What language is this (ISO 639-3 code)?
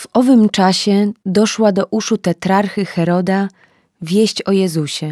pol